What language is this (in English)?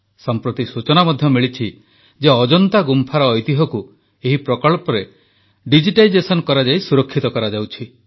Odia